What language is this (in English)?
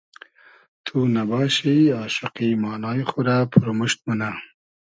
Hazaragi